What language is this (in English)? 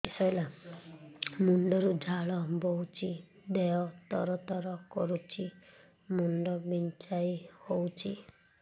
Odia